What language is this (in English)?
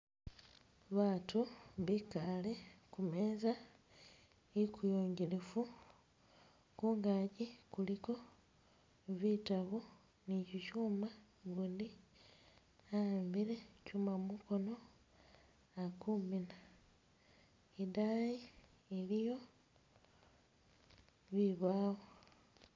Masaaba